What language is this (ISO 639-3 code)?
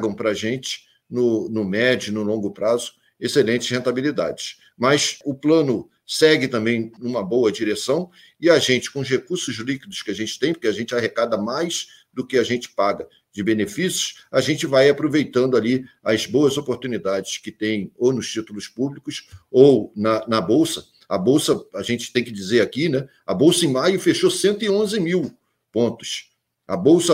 por